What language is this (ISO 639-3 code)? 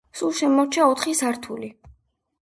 kat